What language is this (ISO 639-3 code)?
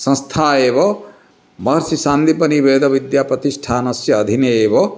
san